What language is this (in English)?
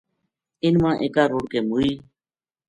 Gujari